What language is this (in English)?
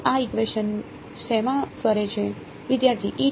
Gujarati